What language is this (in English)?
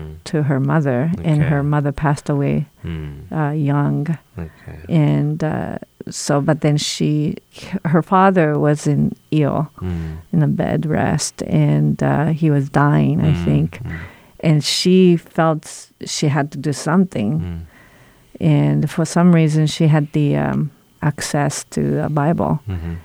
Korean